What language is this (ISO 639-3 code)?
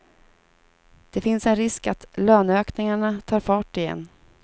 swe